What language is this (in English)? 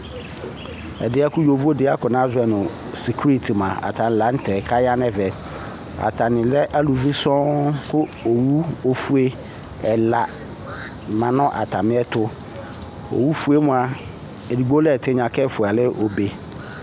Ikposo